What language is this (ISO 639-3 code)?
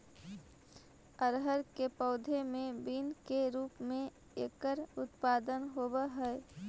mag